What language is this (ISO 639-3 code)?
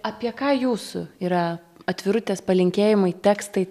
lit